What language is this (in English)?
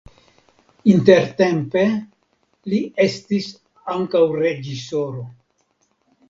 Esperanto